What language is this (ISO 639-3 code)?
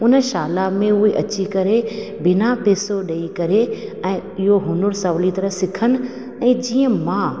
snd